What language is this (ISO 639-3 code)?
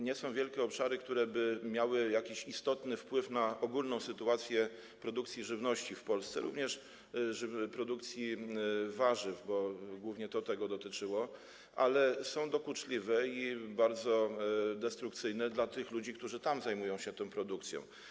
pol